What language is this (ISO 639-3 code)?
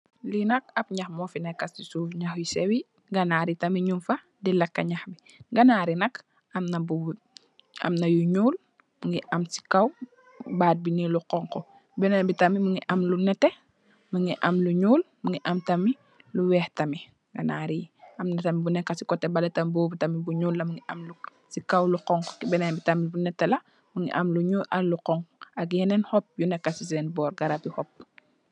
wol